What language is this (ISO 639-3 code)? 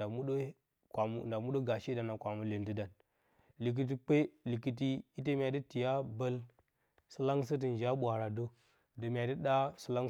bcy